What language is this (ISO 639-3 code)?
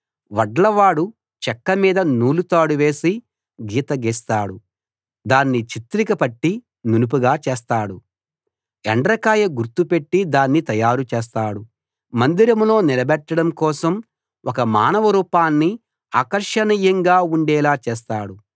tel